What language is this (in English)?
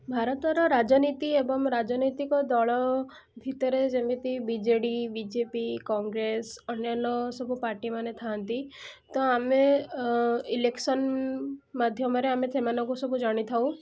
Odia